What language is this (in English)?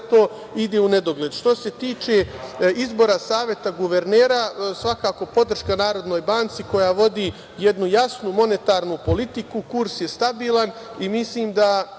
Serbian